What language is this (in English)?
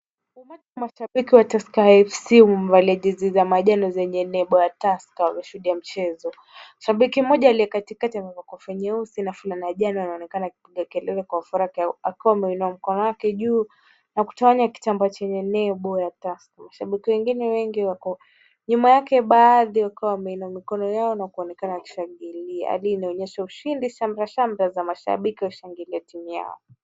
Swahili